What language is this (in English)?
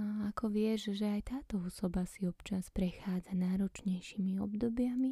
Slovak